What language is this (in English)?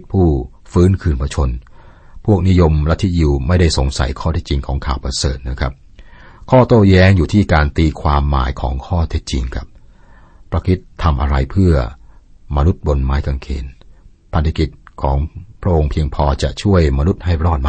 Thai